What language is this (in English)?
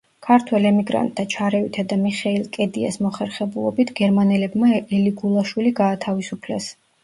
Georgian